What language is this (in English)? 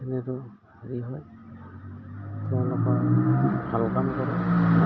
Assamese